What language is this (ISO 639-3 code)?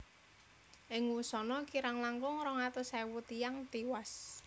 jav